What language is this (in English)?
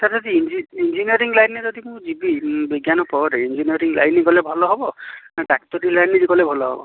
Odia